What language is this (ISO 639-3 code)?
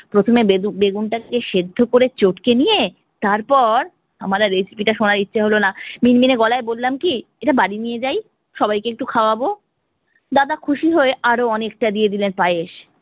ben